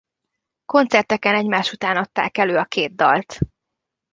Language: Hungarian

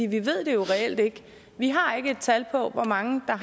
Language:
Danish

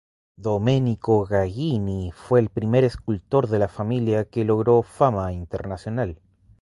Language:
Spanish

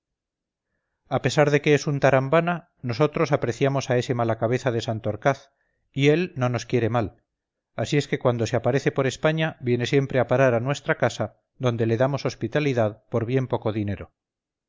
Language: Spanish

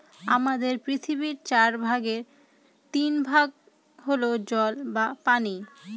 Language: Bangla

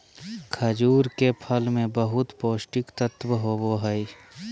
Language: Magahi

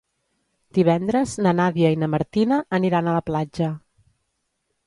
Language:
Catalan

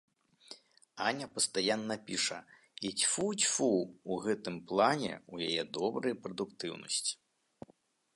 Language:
Belarusian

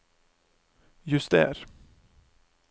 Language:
Norwegian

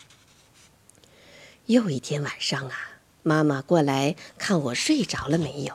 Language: Chinese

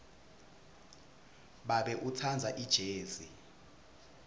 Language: Swati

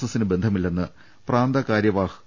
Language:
Malayalam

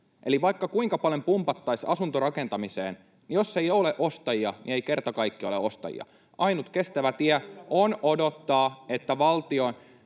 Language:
Finnish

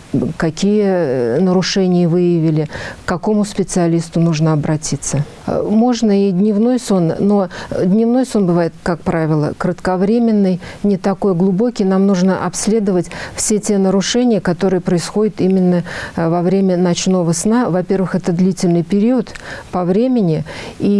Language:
Russian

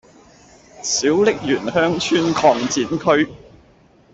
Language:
Cantonese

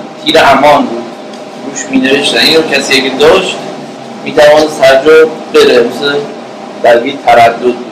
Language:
Persian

